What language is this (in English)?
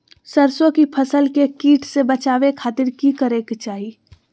Magahi